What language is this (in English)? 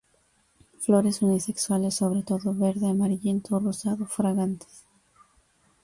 Spanish